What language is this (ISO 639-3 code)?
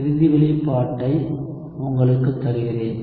tam